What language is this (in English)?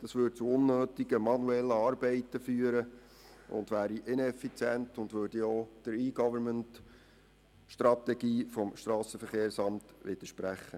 Swiss German